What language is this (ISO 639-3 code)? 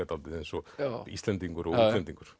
isl